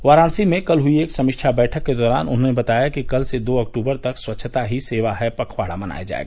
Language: Hindi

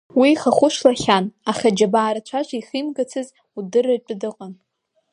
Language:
Abkhazian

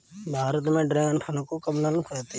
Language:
Hindi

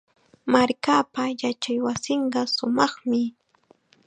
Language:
Chiquián Ancash Quechua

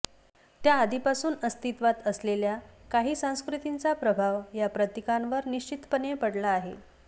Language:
Marathi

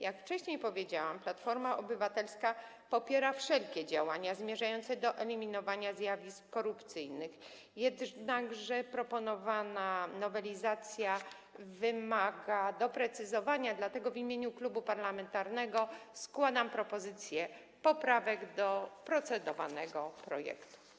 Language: Polish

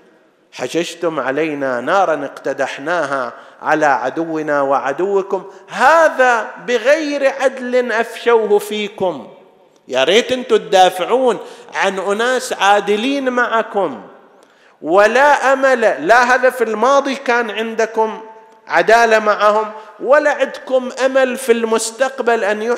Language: Arabic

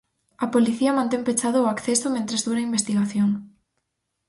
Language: Galician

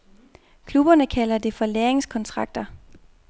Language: Danish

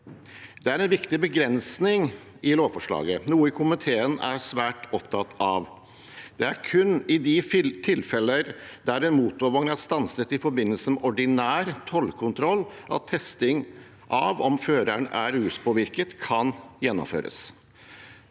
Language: Norwegian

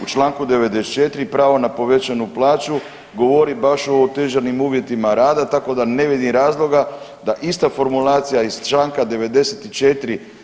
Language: Croatian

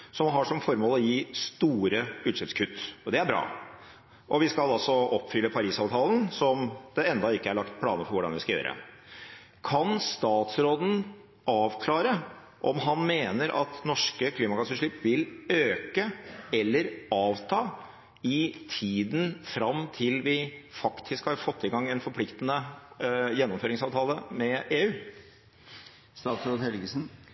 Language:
Norwegian Bokmål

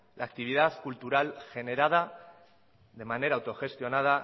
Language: Spanish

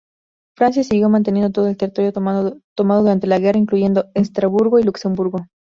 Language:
Spanish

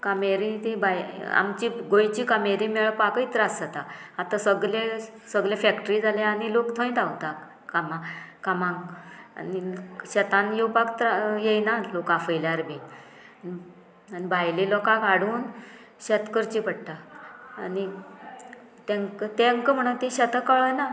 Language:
Konkani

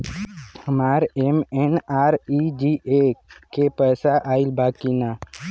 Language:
Bhojpuri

